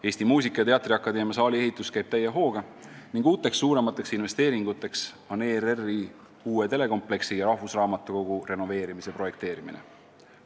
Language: Estonian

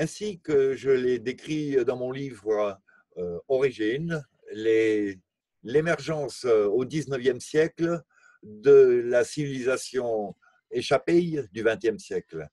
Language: French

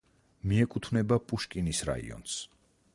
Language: Georgian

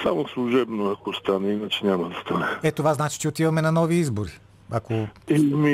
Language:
Bulgarian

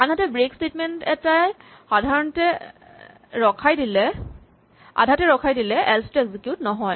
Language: Assamese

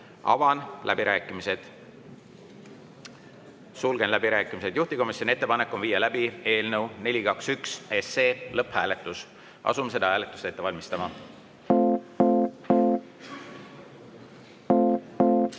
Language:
Estonian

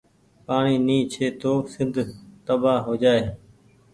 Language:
Goaria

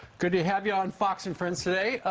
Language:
English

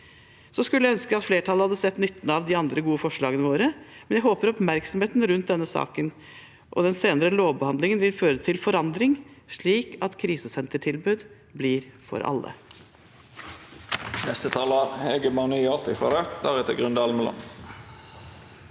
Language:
Norwegian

